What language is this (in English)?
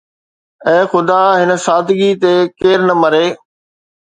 Sindhi